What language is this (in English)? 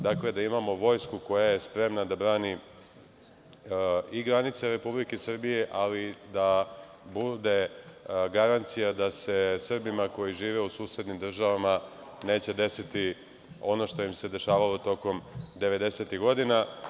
Serbian